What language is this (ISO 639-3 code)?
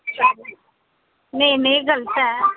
doi